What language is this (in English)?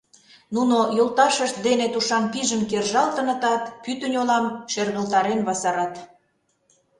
Mari